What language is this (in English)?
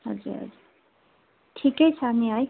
Nepali